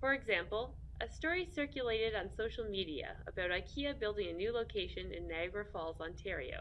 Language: English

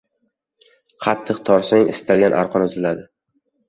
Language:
Uzbek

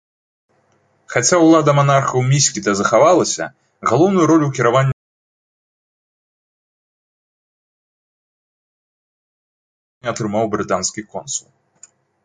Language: Belarusian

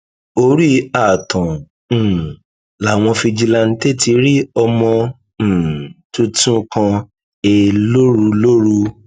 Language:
Yoruba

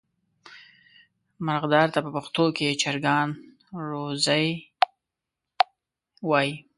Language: Pashto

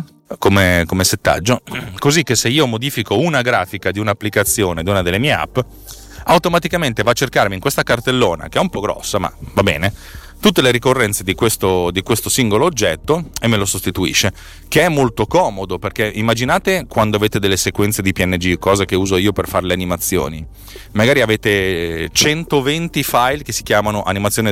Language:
Italian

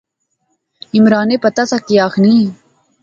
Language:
Pahari-Potwari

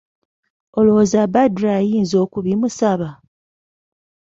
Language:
Ganda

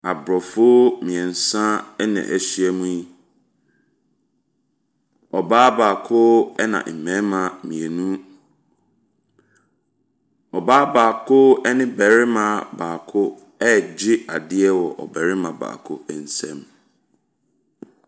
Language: Akan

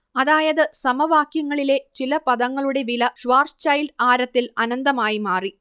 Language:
Malayalam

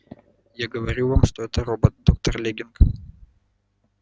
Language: Russian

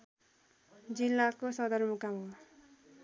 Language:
Nepali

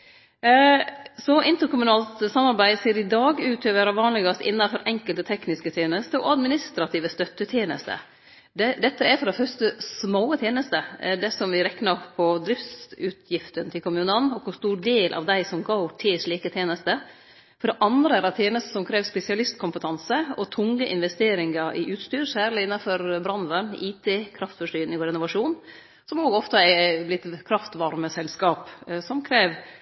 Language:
Norwegian Nynorsk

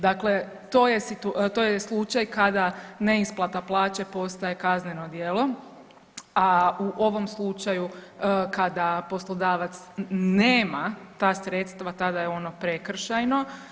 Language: Croatian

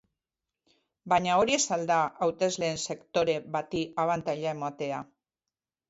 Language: Basque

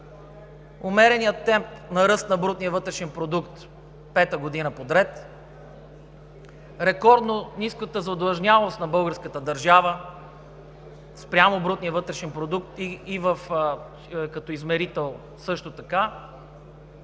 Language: Bulgarian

